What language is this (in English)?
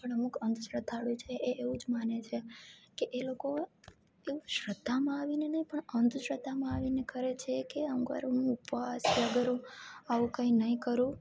Gujarati